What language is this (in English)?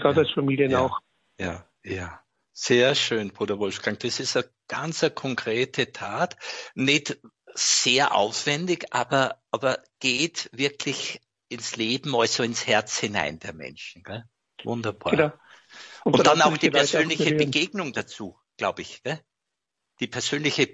German